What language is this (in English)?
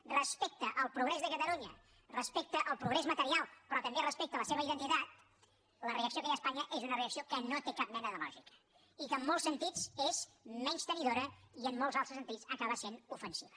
Catalan